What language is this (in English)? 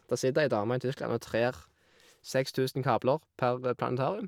Norwegian